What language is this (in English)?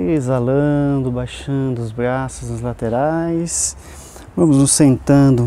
Portuguese